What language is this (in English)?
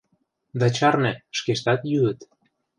Mari